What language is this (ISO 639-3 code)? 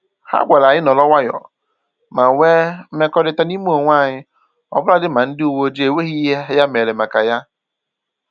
ibo